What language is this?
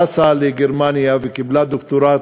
Hebrew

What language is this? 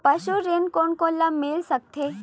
Chhattisgarhi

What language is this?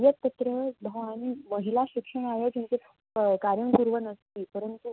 Sanskrit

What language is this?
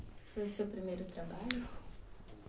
Portuguese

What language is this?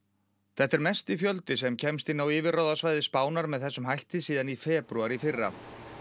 Icelandic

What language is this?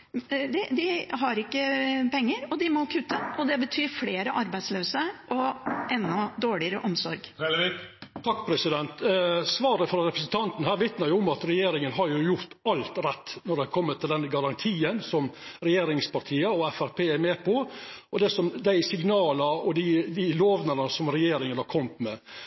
Norwegian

